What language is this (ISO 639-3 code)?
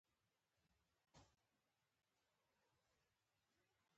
pus